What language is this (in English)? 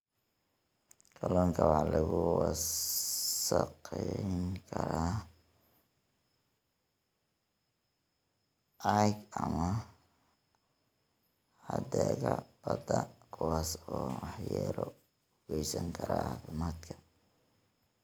Somali